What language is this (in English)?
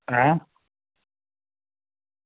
Dogri